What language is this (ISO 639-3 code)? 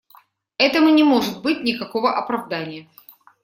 rus